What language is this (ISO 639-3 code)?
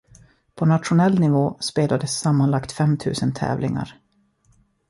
swe